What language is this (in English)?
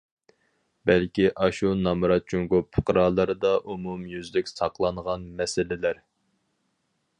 Uyghur